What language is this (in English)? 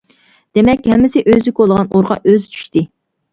Uyghur